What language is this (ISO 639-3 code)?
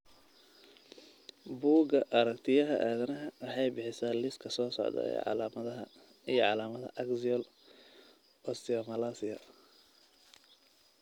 som